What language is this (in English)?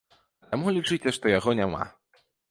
Belarusian